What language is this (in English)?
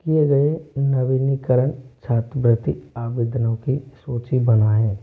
Hindi